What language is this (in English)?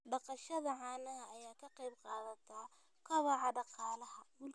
Somali